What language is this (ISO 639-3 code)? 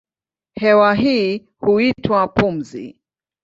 swa